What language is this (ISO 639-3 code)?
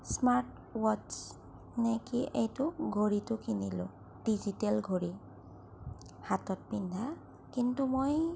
asm